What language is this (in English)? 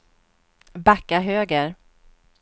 Swedish